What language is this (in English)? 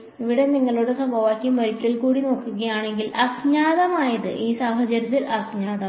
Malayalam